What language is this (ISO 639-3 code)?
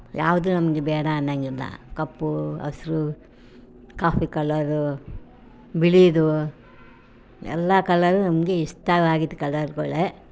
kan